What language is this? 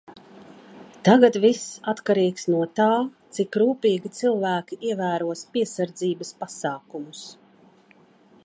Latvian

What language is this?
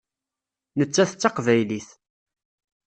Kabyle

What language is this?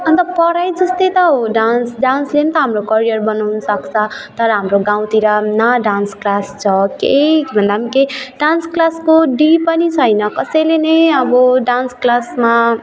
Nepali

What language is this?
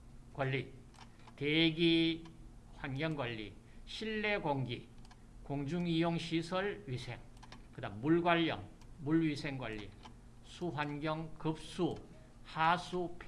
Korean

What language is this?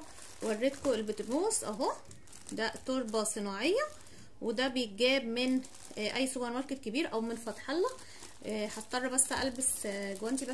Arabic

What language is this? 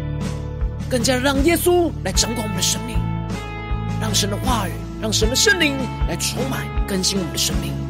Chinese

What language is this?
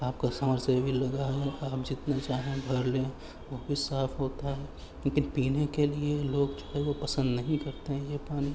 Urdu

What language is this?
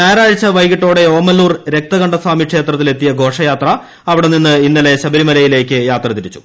Malayalam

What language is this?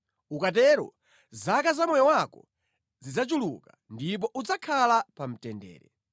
Nyanja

